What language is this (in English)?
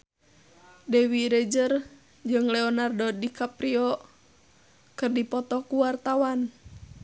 Sundanese